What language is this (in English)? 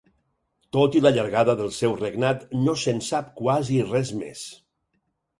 Catalan